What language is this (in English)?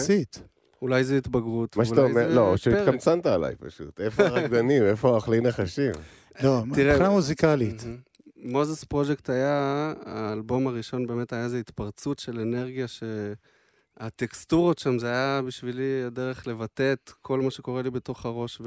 Hebrew